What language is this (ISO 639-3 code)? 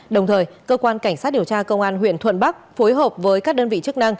vie